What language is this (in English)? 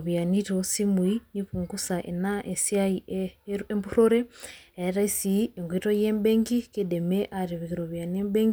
Masai